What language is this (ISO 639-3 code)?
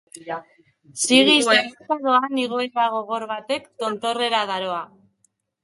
eus